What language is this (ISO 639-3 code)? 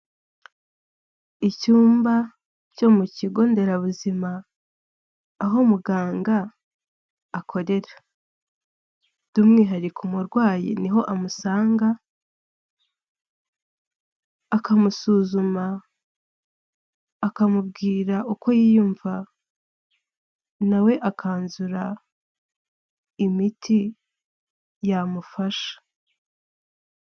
kin